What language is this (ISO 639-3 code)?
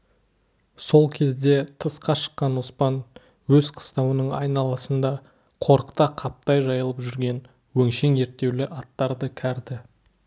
kaz